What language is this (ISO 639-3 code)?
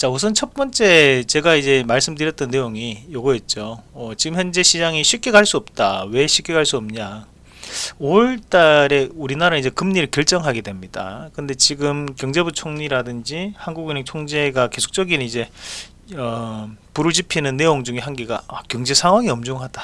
kor